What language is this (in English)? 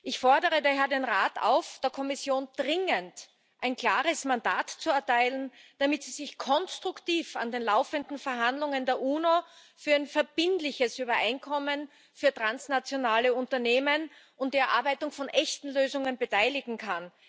German